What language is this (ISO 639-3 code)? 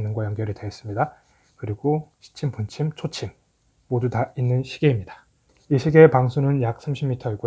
kor